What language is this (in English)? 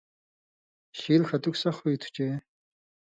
Indus Kohistani